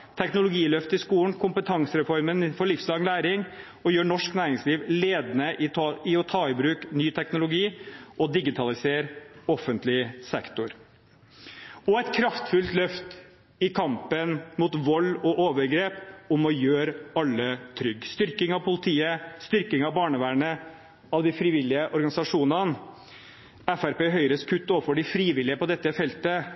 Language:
Norwegian Bokmål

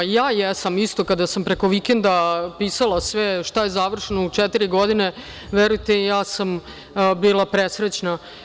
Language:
Serbian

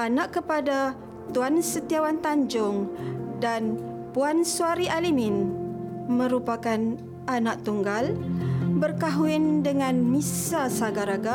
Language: Malay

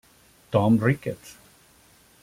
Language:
Spanish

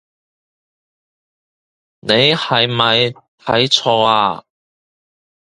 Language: Cantonese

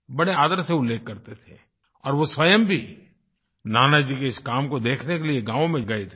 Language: Hindi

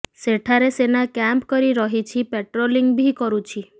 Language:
Odia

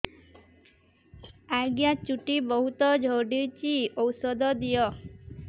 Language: Odia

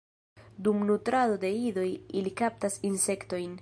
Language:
Esperanto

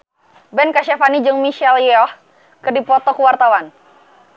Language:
Sundanese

